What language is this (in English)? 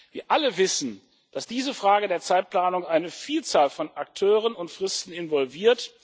German